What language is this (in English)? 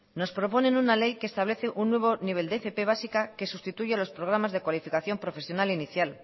Spanish